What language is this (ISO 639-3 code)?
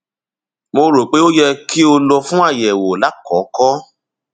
yor